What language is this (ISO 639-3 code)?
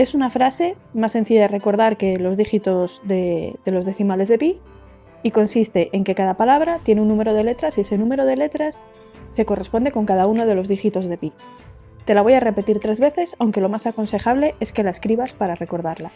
spa